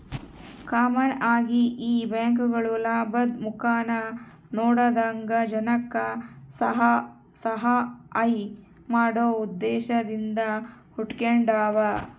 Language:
Kannada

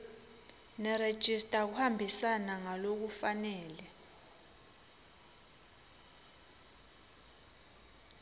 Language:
Swati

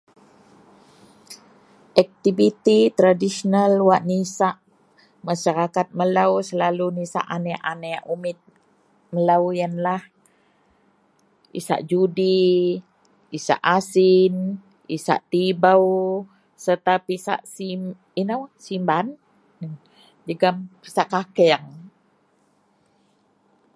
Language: Central Melanau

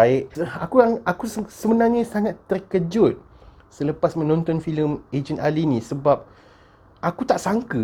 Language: Malay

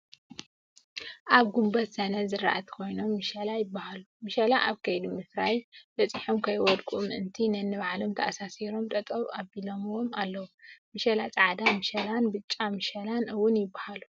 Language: Tigrinya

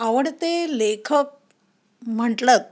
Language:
Marathi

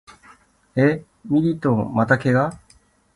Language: Japanese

